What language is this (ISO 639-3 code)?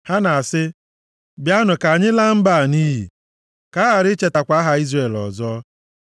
ibo